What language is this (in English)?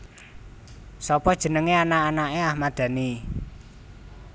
Javanese